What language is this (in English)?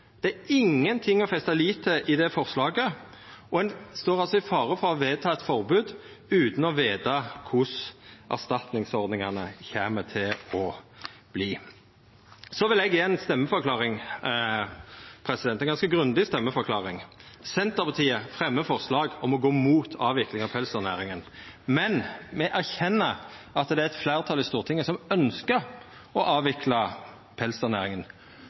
Norwegian Nynorsk